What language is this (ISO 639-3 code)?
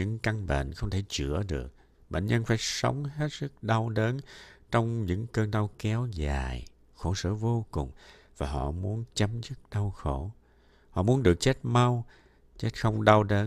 vie